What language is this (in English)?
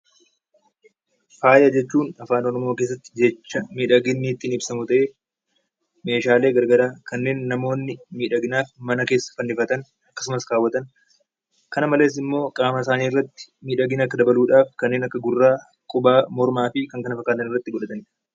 Oromo